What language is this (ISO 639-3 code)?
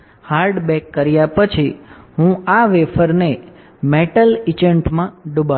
guj